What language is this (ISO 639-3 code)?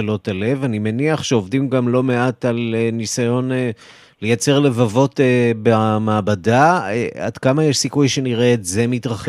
heb